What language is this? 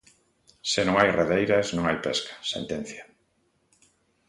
Galician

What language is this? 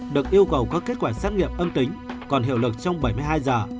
Vietnamese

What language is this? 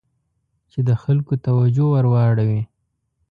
Pashto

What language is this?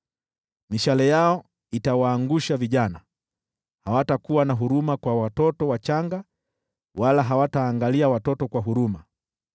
Swahili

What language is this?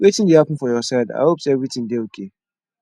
Nigerian Pidgin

